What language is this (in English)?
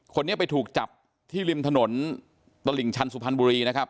Thai